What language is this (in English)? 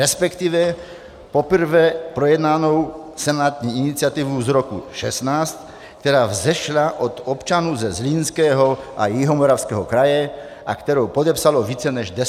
Czech